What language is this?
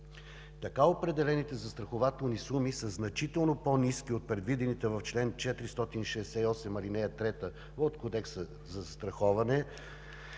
Bulgarian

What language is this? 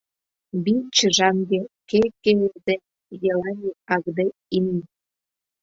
Mari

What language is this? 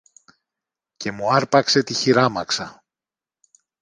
Greek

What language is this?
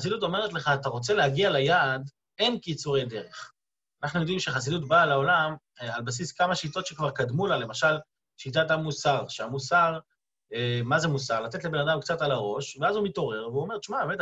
Hebrew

